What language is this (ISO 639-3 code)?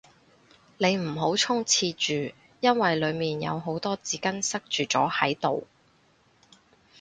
yue